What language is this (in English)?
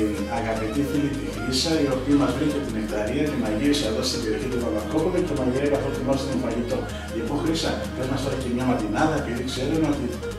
Greek